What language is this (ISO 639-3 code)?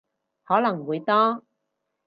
yue